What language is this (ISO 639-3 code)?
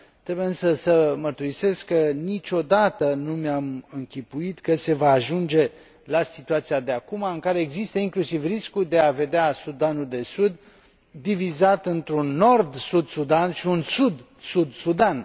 ron